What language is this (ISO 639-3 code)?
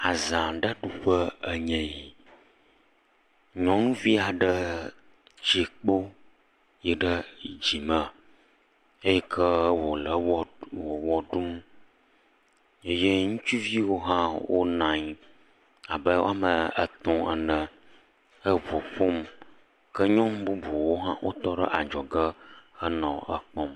ewe